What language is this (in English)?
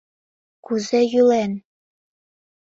Mari